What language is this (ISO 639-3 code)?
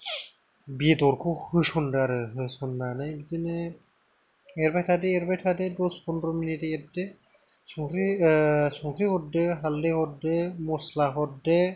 brx